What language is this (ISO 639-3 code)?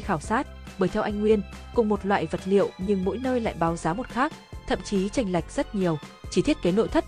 vie